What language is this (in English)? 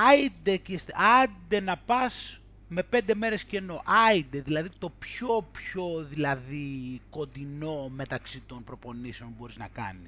Greek